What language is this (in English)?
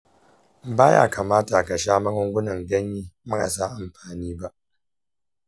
Hausa